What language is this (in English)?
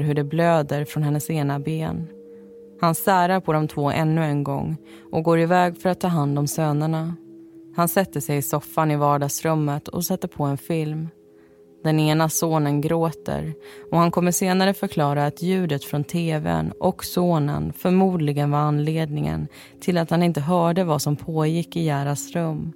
Swedish